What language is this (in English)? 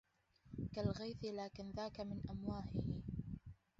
Arabic